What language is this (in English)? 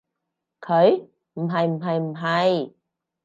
Cantonese